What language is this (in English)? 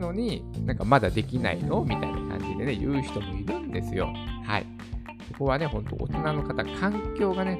Japanese